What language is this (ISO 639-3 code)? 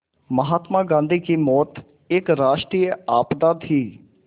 hin